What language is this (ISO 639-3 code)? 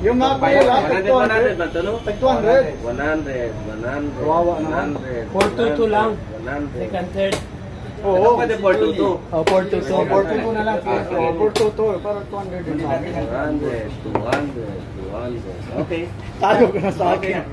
fil